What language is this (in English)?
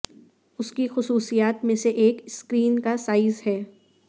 Urdu